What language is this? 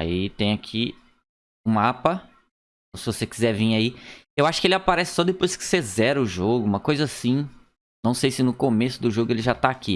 Portuguese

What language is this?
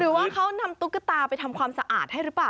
Thai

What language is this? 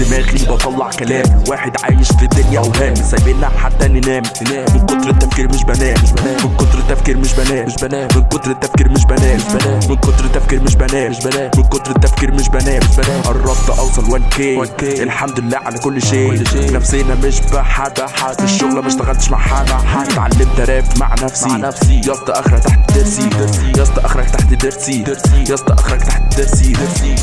Arabic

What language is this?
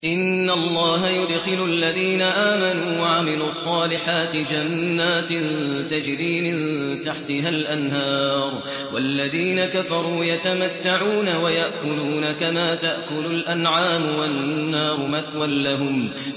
Arabic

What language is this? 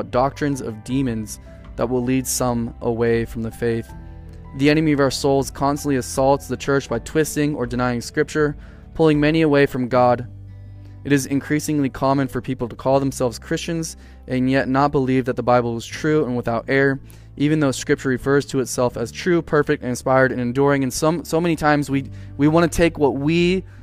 English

